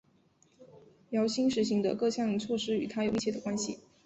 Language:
Chinese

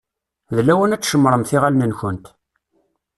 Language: Kabyle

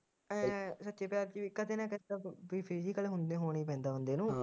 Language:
Punjabi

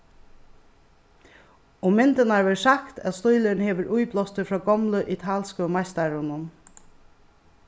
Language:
Faroese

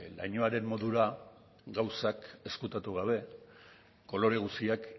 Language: Basque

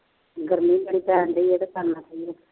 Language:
Punjabi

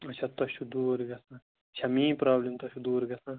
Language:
Kashmiri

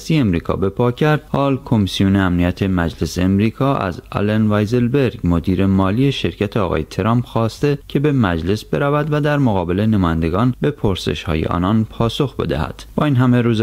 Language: Persian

